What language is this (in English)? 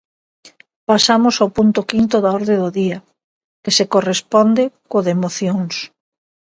Galician